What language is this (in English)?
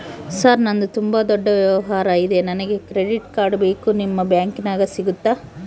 Kannada